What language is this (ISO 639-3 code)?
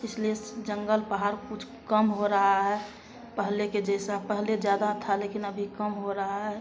hin